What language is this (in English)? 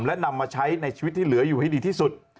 Thai